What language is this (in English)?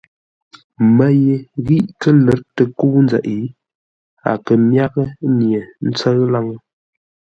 Ngombale